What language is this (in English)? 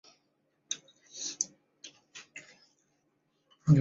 Chinese